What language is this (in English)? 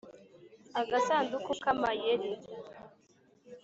Kinyarwanda